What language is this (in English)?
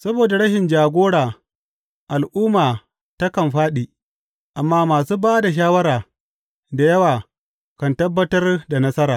Hausa